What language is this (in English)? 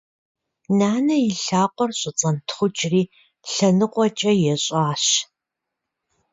Kabardian